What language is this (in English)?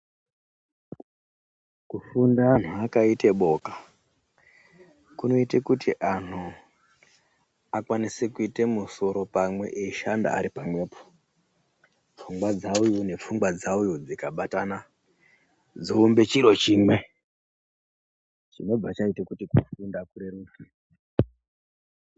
Ndau